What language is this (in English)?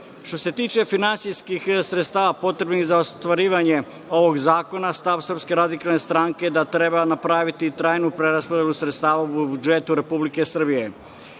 Serbian